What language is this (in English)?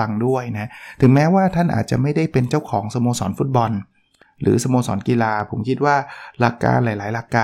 Thai